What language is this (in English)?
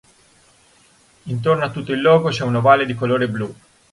Italian